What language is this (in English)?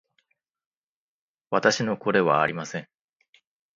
Japanese